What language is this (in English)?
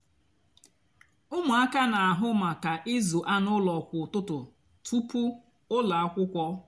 Igbo